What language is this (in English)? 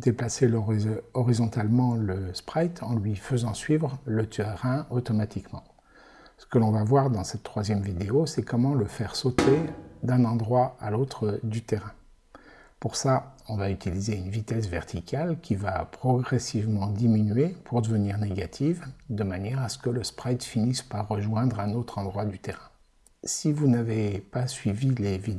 French